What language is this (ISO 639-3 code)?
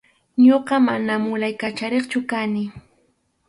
qxu